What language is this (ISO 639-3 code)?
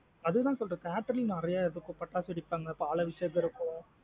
tam